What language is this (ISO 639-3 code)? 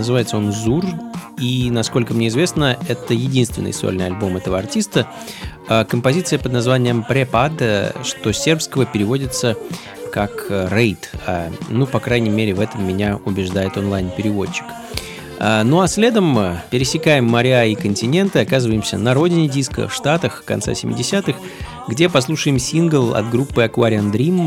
rus